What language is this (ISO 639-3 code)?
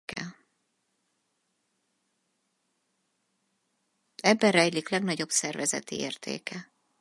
hun